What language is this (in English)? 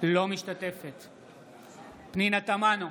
Hebrew